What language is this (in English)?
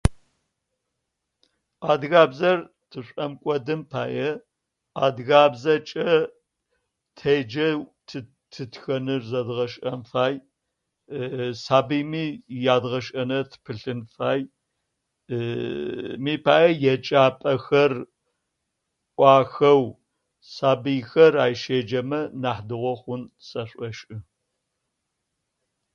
Adyghe